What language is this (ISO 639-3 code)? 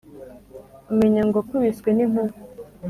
kin